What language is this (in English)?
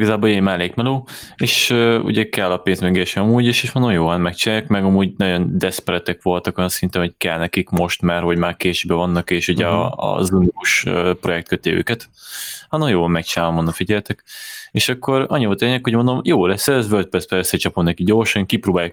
Hungarian